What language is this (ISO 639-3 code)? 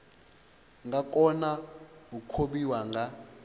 ven